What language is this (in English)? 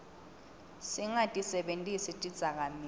Swati